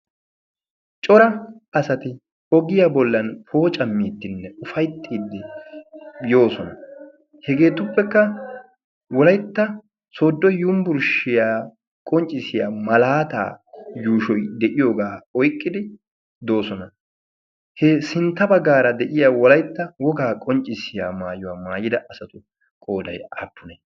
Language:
Wolaytta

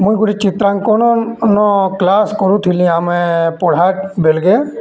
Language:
Odia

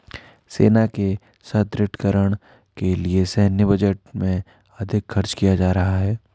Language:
Hindi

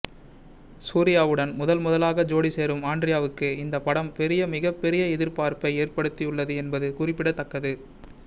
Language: Tamil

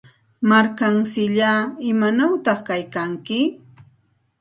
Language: Santa Ana de Tusi Pasco Quechua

